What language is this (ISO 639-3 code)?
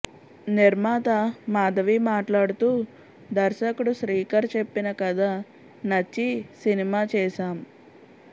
tel